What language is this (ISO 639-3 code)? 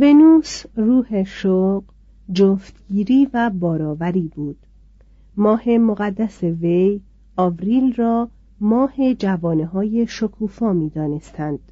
fas